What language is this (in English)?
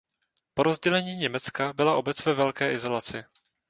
Czech